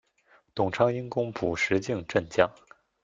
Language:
Chinese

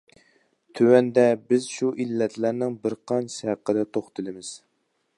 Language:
Uyghur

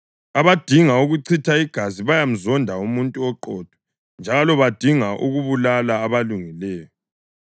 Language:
North Ndebele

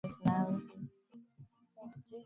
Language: Swahili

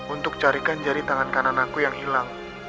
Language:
Indonesian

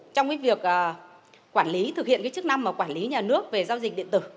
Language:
Vietnamese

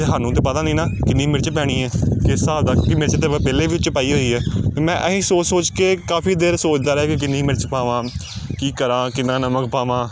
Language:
Punjabi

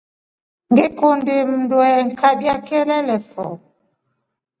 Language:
Rombo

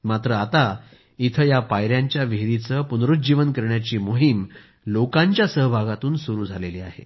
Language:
Marathi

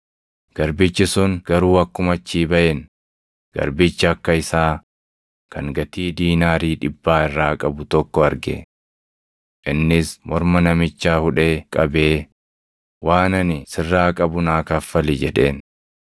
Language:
Oromo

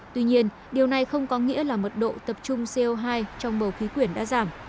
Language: Vietnamese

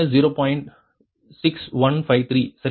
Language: Tamil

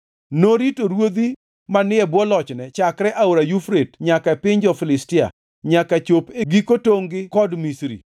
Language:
Luo (Kenya and Tanzania)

